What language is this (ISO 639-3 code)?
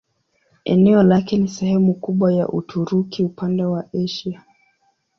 swa